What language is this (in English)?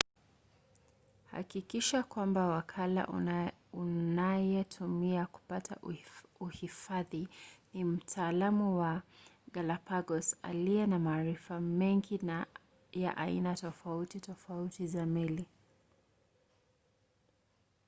Swahili